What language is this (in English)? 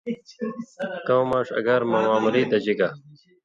Indus Kohistani